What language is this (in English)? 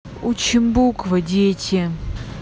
Russian